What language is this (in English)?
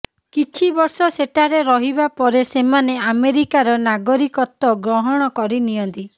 Odia